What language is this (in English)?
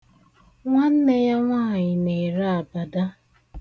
Igbo